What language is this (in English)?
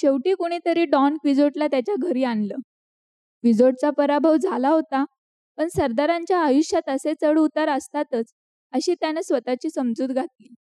Marathi